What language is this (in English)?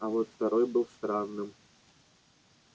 Russian